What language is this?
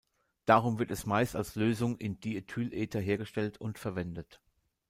German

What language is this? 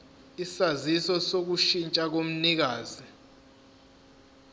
Zulu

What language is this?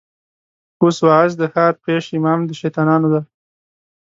Pashto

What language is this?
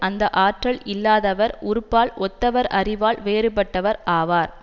Tamil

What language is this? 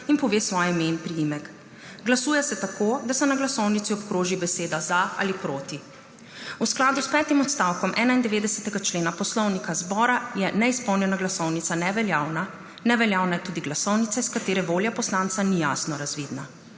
Slovenian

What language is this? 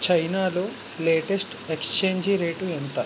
Telugu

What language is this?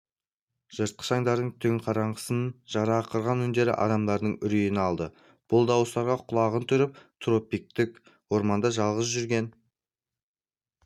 Kazakh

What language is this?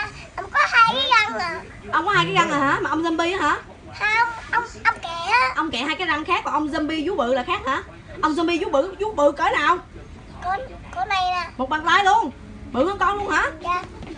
Vietnamese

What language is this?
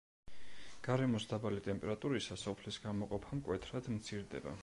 Georgian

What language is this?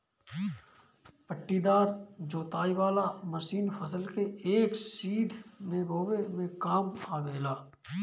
Bhojpuri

